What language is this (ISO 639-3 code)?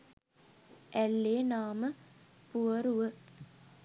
sin